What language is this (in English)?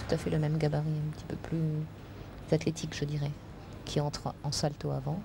French